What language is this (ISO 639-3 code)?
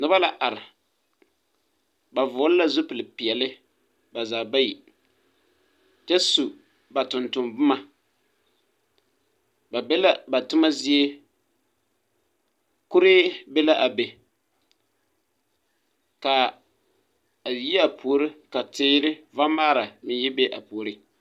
dga